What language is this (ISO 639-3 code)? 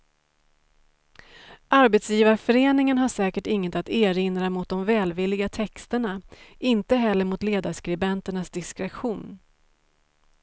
swe